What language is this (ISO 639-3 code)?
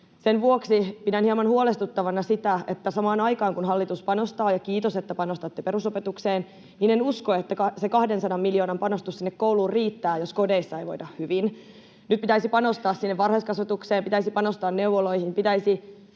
fin